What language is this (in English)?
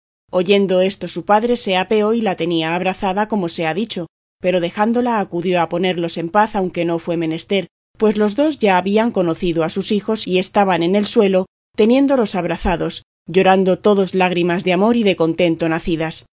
Spanish